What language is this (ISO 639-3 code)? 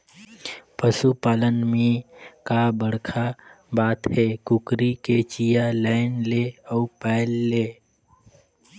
hne